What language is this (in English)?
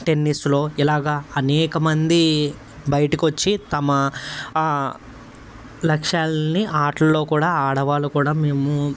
Telugu